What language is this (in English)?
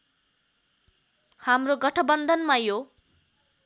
Nepali